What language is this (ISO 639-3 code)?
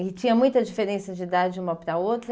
por